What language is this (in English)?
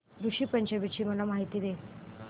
Marathi